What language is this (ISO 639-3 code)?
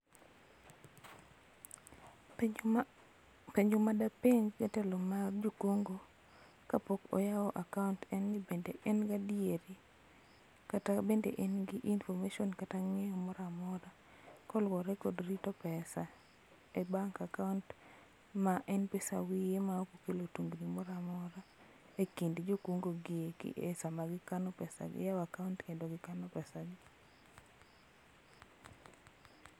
luo